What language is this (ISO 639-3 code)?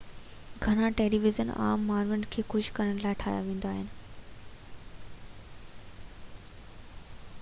snd